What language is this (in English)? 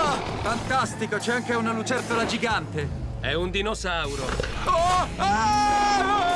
Italian